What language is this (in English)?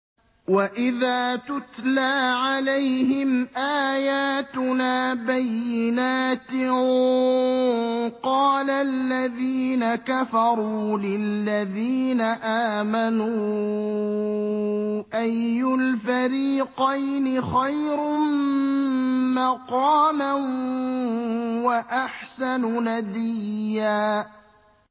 Arabic